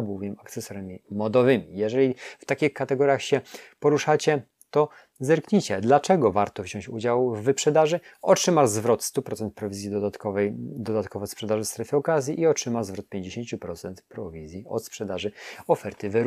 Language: Polish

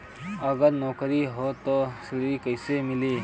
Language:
Bhojpuri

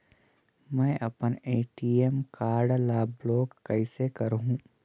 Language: Chhattisgarhi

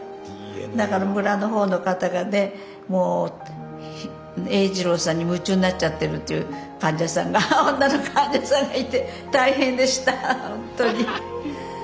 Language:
Japanese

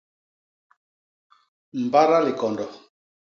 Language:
Basaa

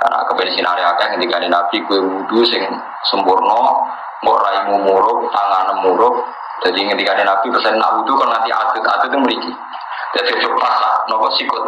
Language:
Indonesian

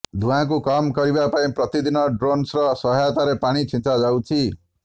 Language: Odia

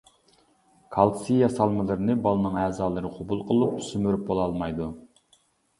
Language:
Uyghur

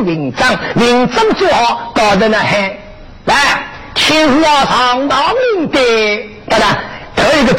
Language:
Chinese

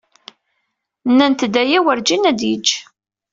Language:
Kabyle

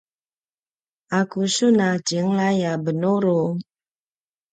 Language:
Paiwan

